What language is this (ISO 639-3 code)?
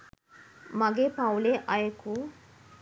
sin